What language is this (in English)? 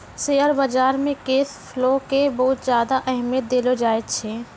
Maithili